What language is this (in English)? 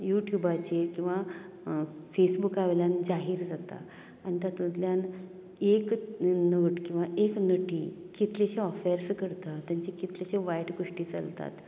Konkani